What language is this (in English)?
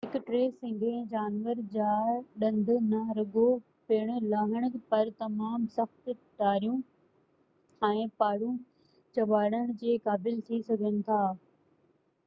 Sindhi